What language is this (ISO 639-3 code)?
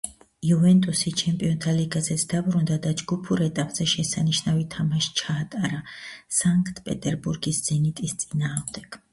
kat